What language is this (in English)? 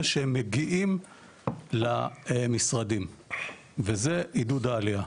Hebrew